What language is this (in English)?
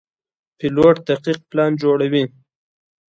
Pashto